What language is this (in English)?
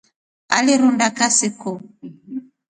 Rombo